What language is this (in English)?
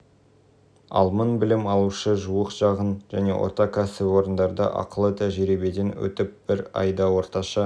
Kazakh